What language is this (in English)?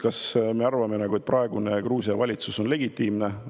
Estonian